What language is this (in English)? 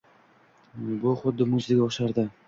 Uzbek